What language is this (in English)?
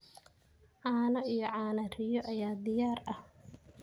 Somali